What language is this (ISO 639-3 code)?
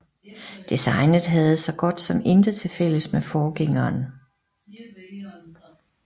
dan